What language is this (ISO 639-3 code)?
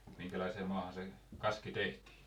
fin